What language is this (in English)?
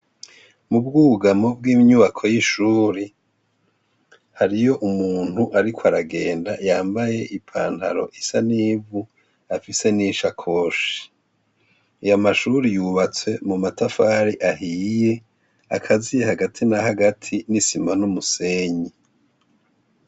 Rundi